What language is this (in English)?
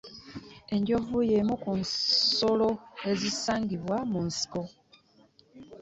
Ganda